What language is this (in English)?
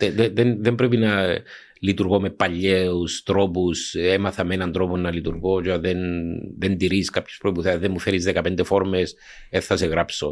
Greek